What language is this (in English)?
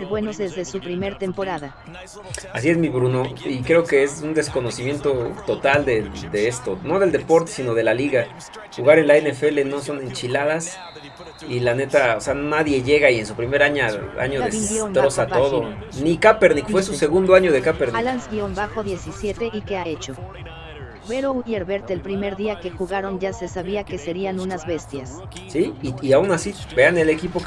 Spanish